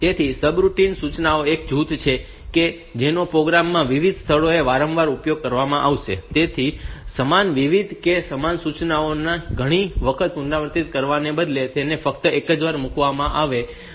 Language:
Gujarati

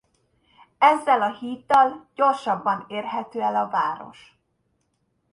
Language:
Hungarian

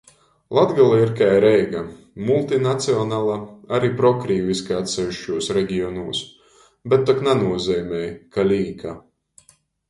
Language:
Latgalian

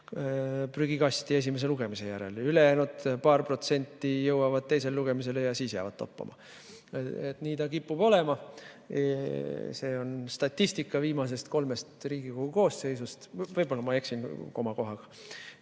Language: Estonian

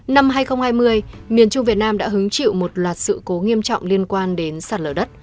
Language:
Vietnamese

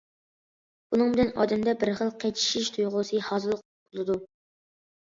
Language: Uyghur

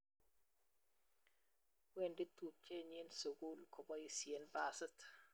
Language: Kalenjin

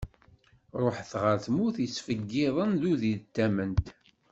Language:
Kabyle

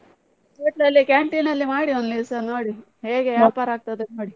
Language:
Kannada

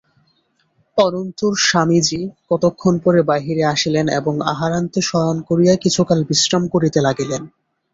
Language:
Bangla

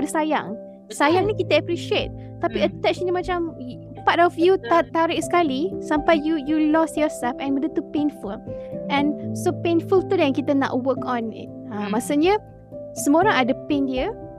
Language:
Malay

